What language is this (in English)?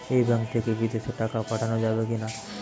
Bangla